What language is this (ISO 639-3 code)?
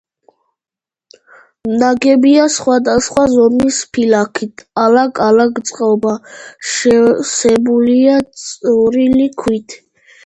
kat